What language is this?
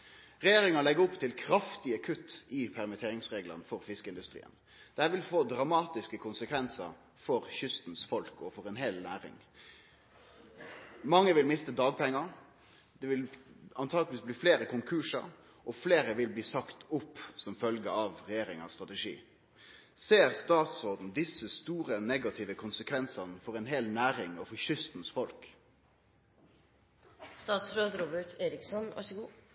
Norwegian Nynorsk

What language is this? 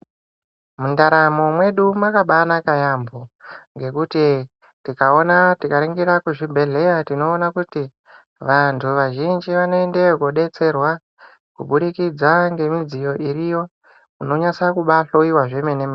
Ndau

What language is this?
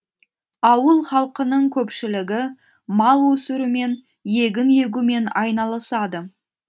Kazakh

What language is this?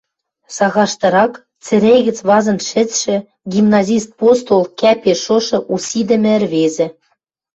Western Mari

